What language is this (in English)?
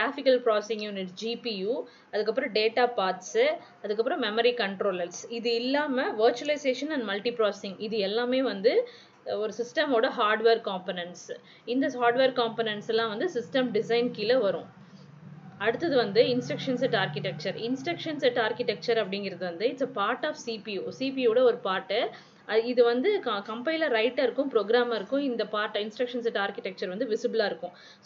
Tamil